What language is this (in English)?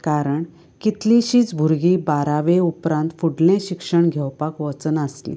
Konkani